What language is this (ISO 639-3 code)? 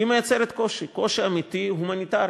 heb